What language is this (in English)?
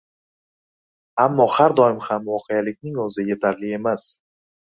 Uzbek